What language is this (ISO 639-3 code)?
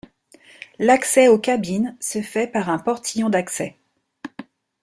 fra